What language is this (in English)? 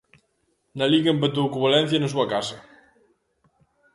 Galician